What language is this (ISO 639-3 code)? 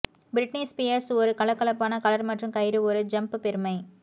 tam